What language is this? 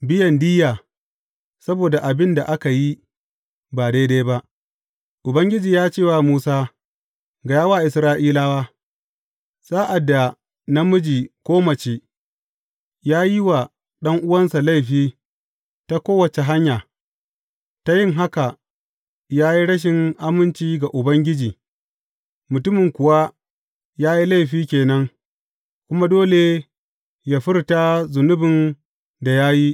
Hausa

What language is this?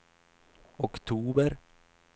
Swedish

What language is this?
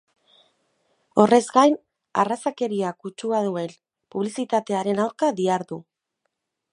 Basque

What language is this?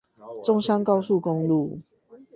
Chinese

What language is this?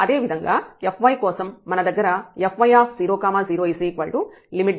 Telugu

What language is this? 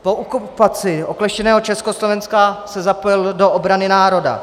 Czech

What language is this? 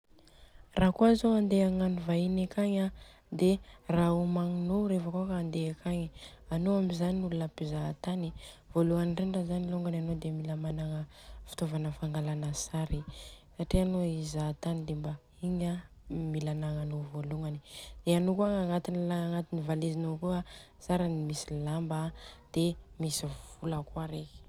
Southern Betsimisaraka Malagasy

